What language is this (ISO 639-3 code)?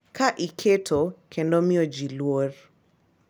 luo